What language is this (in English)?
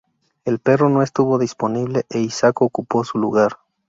Spanish